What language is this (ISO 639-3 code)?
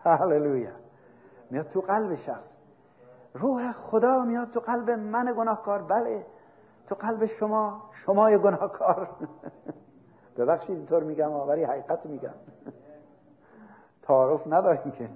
fas